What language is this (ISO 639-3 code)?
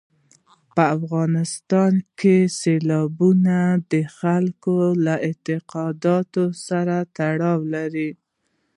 pus